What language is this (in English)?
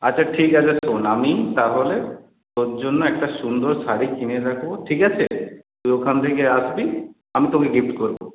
Bangla